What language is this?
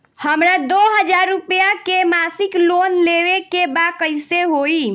Bhojpuri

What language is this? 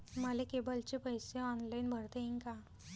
Marathi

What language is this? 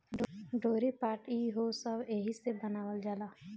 Bhojpuri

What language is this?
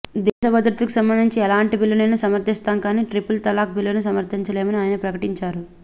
Telugu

